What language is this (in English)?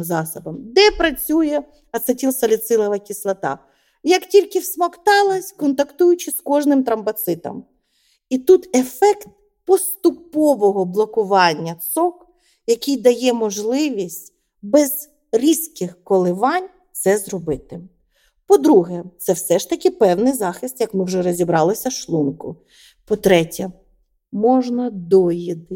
Ukrainian